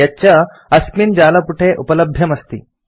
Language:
Sanskrit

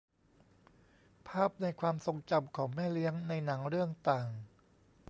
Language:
Thai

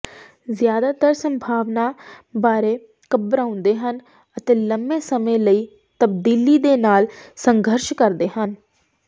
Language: Punjabi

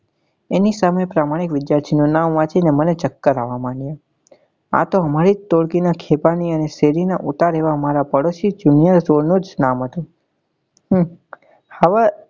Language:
Gujarati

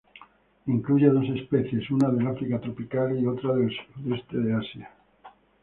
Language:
Spanish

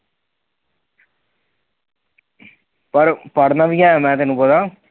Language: Punjabi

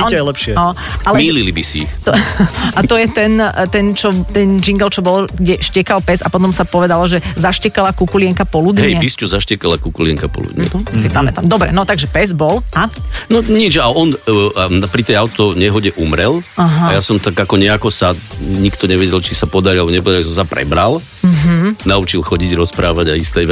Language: Slovak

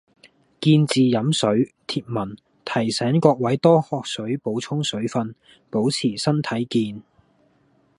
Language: Cantonese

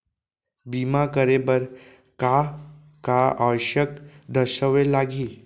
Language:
Chhattisgarhi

